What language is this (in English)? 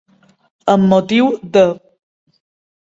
Catalan